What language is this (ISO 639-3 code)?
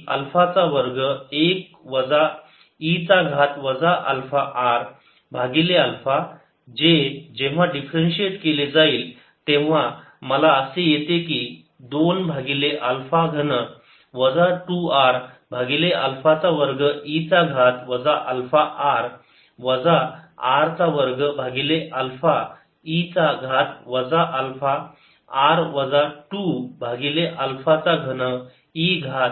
mar